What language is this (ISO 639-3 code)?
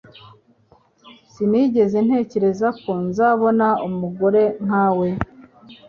kin